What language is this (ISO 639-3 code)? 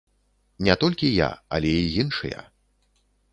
bel